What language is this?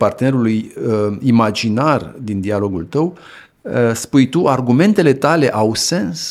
Romanian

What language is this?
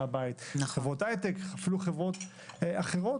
Hebrew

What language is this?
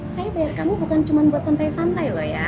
Indonesian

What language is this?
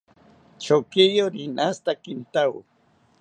South Ucayali Ashéninka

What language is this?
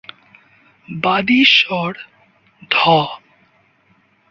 Bangla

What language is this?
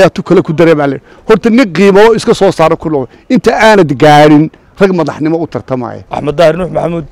Arabic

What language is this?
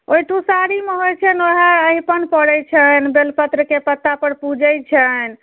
Maithili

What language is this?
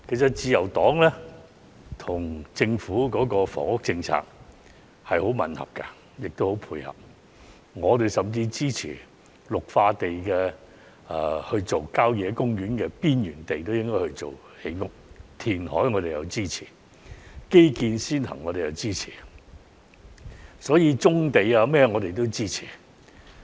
Cantonese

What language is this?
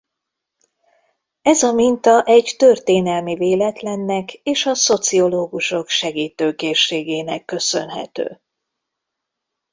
Hungarian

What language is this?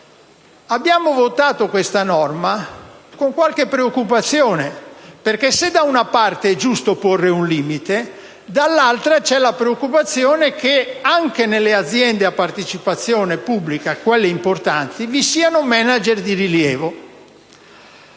Italian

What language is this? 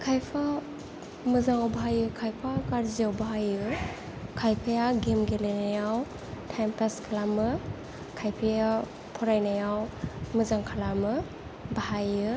Bodo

